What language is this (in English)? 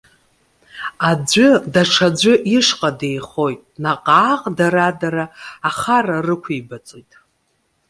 Abkhazian